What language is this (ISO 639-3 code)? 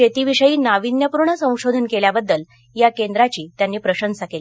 mar